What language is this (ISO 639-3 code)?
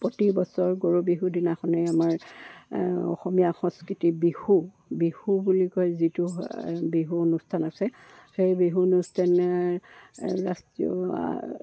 asm